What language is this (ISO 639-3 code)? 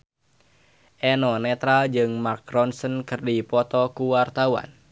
sun